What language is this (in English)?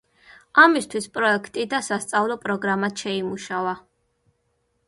Georgian